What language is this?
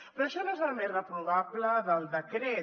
Catalan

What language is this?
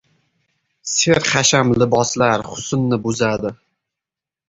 Uzbek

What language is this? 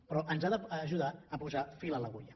Catalan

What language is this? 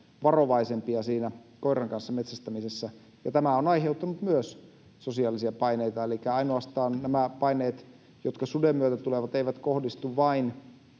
Finnish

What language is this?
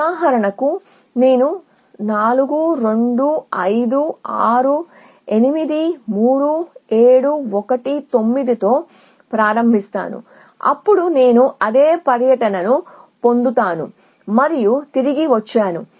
Telugu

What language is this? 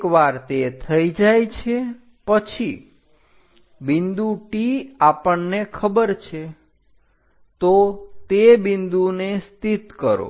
Gujarati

